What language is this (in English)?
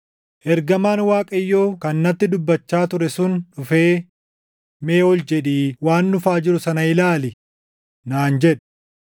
Oromo